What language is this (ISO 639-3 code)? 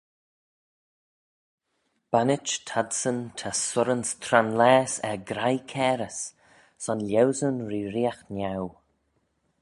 glv